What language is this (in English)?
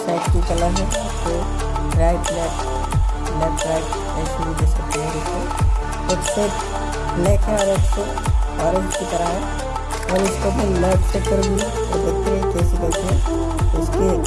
Hindi